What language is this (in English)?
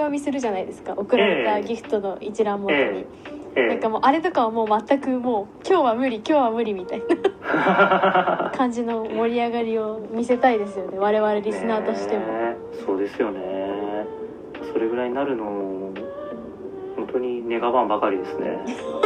Japanese